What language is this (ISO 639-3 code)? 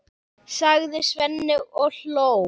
isl